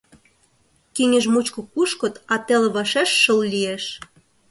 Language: Mari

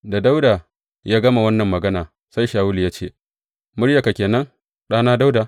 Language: Hausa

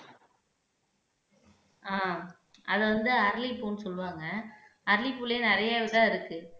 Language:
Tamil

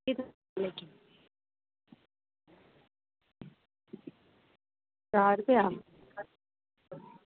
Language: Dogri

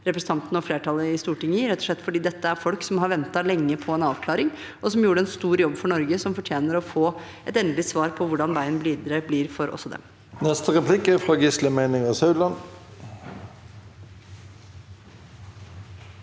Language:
Norwegian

